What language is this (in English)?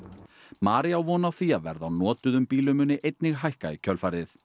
Icelandic